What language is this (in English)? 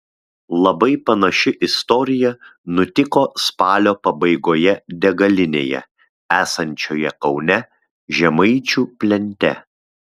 Lithuanian